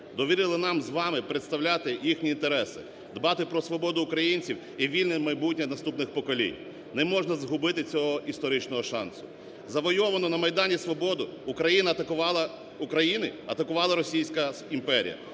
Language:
Ukrainian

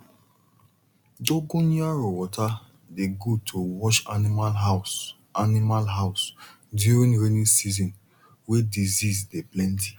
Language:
Nigerian Pidgin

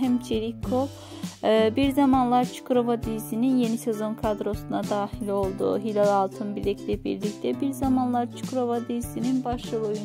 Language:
Turkish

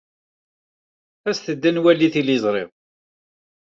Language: Kabyle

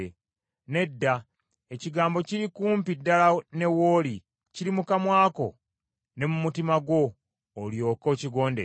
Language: Ganda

